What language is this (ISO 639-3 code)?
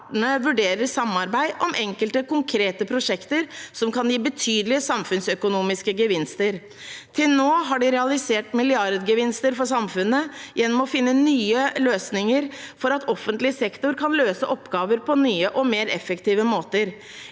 nor